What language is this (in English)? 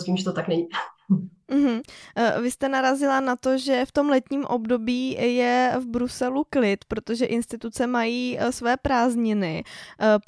Czech